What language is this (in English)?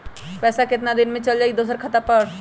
Magahi